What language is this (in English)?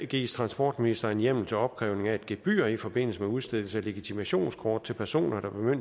Danish